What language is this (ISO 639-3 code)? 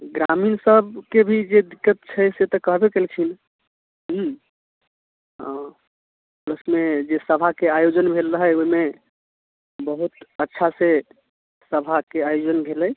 mai